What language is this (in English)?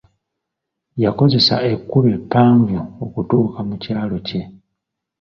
Ganda